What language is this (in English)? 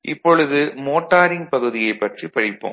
Tamil